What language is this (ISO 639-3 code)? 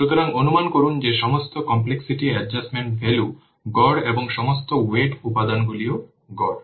ben